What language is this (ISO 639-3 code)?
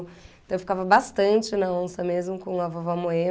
por